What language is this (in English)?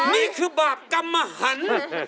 Thai